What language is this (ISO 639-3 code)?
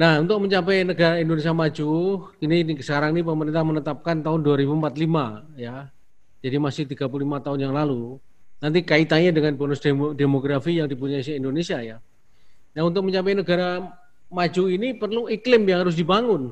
ind